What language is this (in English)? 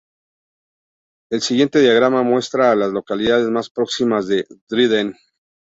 Spanish